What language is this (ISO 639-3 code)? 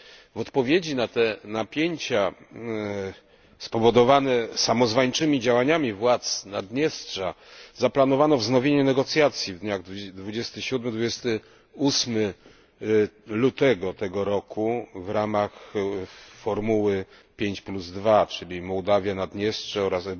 pol